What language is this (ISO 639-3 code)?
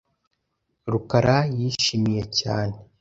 kin